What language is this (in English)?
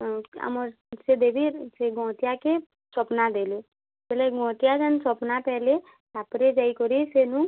Odia